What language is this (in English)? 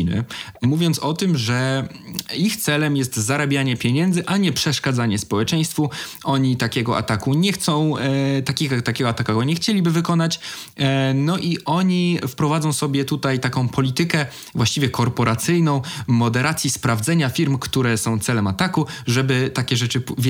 Polish